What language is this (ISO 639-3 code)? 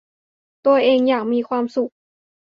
tha